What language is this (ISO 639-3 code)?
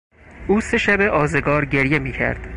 fas